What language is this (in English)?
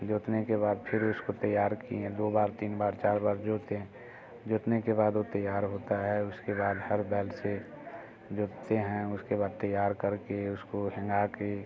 Hindi